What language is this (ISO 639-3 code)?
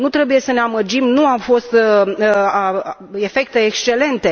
ron